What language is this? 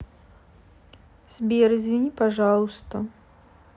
Russian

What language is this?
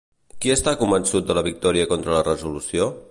Catalan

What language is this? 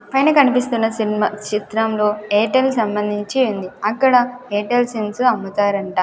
Telugu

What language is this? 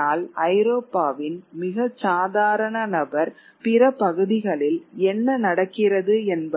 Tamil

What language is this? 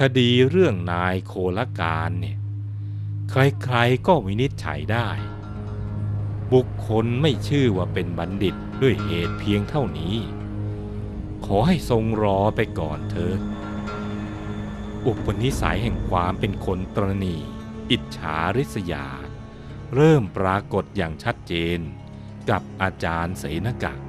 Thai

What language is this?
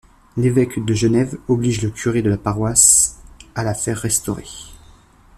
French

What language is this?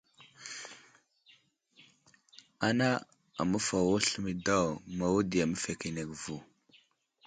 Wuzlam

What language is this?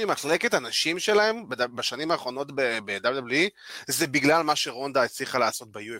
Hebrew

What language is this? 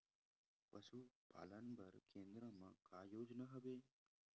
Chhattisgarhi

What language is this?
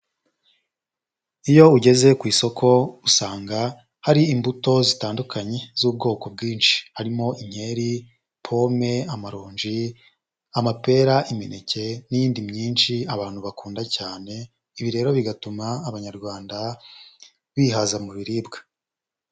Kinyarwanda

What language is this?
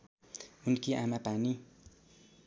Nepali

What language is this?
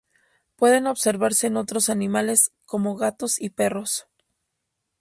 Spanish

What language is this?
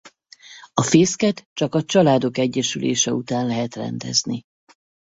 Hungarian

